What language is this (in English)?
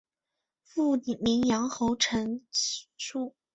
Chinese